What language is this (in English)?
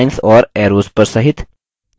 Hindi